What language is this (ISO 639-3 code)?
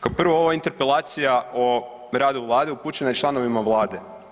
hrv